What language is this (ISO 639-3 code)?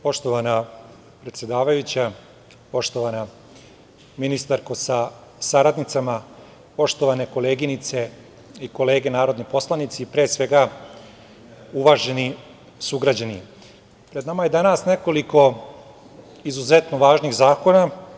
srp